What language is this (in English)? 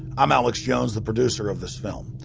English